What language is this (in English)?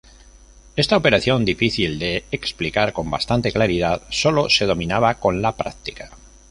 Spanish